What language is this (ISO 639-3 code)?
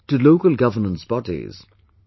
eng